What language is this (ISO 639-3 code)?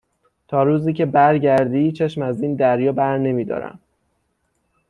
fas